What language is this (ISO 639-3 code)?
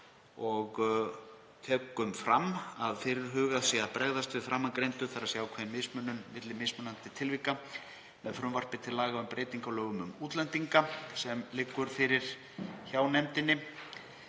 isl